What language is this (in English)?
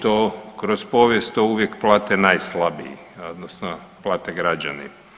Croatian